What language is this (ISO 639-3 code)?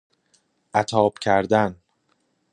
fas